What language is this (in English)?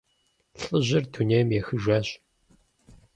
Kabardian